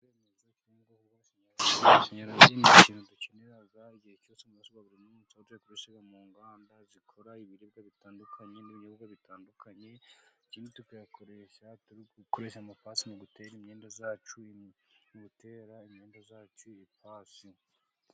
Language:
Kinyarwanda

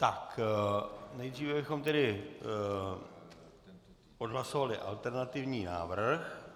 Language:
Czech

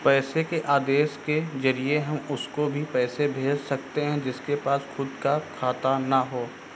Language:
Hindi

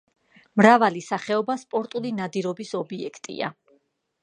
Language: Georgian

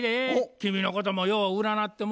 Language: Japanese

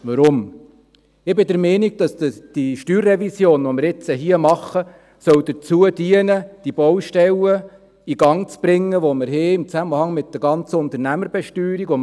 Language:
Swiss German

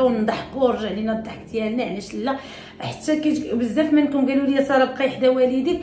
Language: Arabic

